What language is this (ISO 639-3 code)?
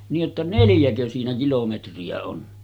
fin